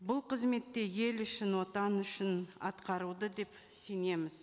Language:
Kazakh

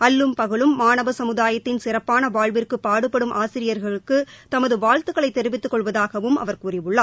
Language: Tamil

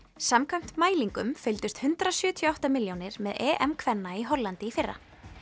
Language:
Icelandic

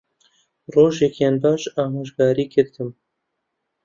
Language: Central Kurdish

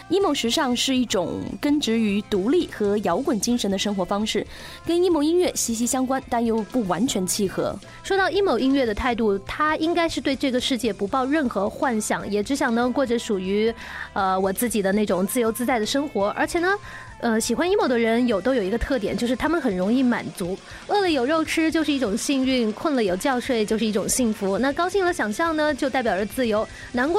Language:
Chinese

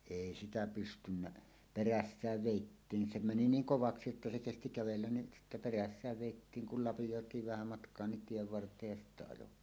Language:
Finnish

